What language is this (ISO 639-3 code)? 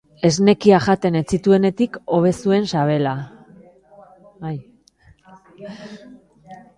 eus